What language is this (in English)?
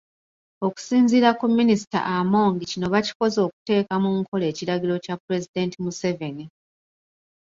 Ganda